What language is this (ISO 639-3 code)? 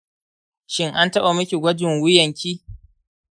hau